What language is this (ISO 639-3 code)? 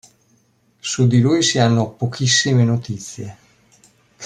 ita